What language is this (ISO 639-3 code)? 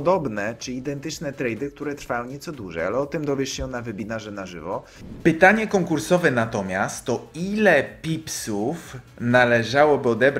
pol